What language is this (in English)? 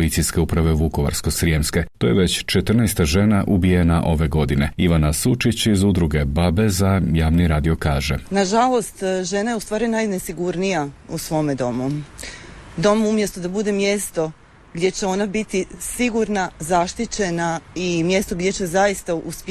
Croatian